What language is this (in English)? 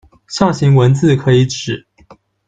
Chinese